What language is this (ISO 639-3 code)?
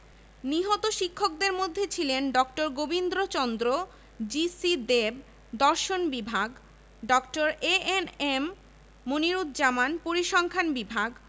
ben